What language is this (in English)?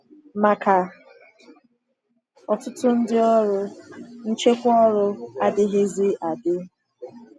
Igbo